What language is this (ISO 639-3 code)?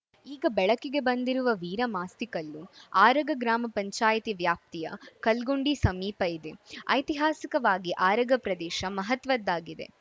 kan